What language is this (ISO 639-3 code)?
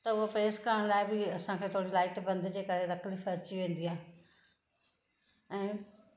snd